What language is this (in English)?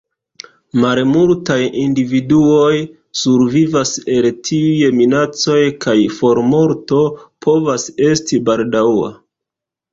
Esperanto